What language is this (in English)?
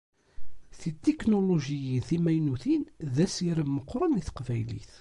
Kabyle